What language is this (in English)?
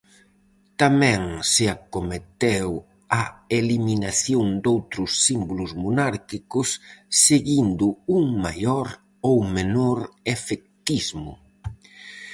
Galician